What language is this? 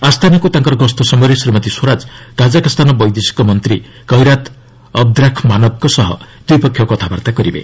Odia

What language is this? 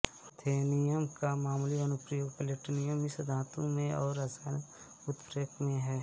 Hindi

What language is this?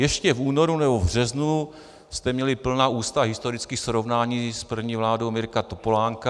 Czech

